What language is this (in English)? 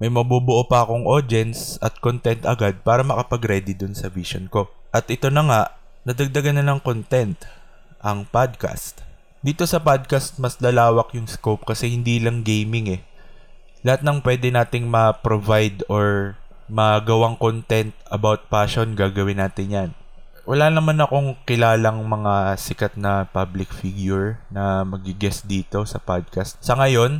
Filipino